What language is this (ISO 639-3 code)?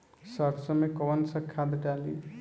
bho